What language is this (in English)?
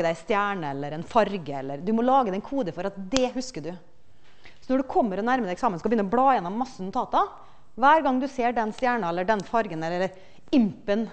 Norwegian